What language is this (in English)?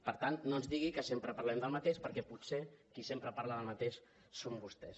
Catalan